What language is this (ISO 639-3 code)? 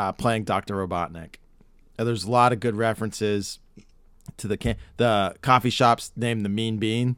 eng